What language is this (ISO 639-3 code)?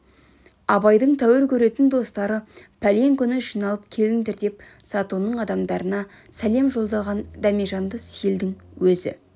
kaz